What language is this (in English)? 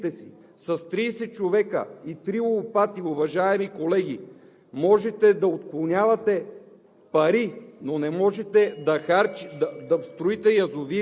Bulgarian